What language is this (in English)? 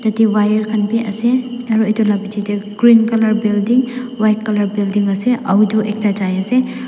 Naga Pidgin